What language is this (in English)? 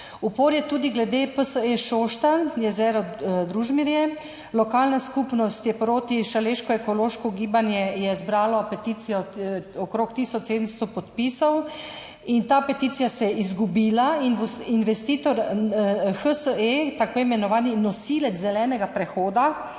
Slovenian